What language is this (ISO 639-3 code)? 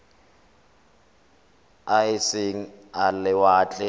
tsn